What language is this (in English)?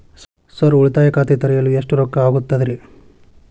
Kannada